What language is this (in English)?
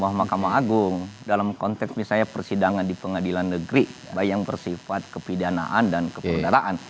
Indonesian